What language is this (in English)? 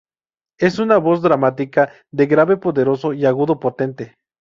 Spanish